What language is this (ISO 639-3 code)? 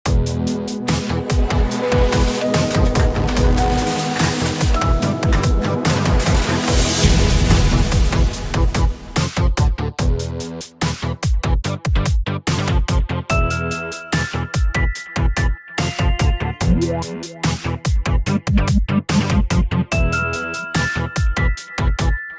eng